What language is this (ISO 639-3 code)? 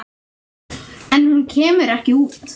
isl